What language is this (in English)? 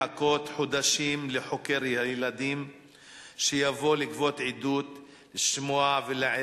Hebrew